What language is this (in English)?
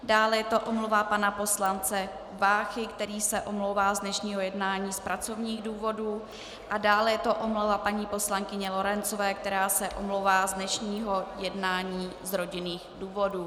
Czech